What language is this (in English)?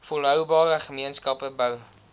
Afrikaans